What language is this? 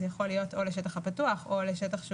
Hebrew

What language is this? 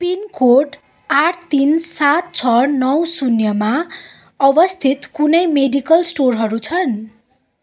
Nepali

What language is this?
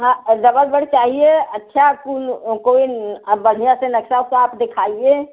Hindi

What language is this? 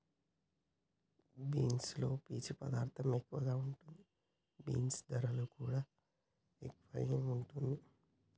Telugu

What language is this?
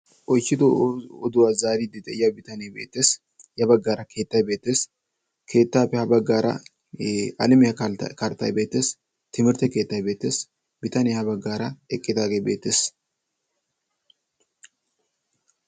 Wolaytta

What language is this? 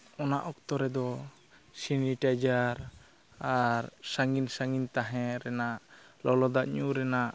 Santali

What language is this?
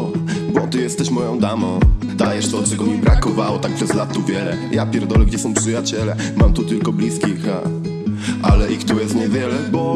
Polish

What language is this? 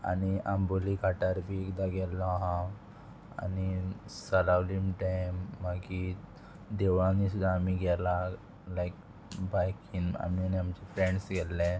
Konkani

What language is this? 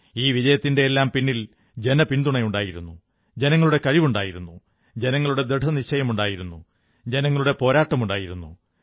Malayalam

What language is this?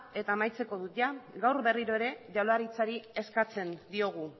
Basque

